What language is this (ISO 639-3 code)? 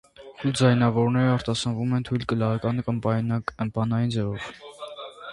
hye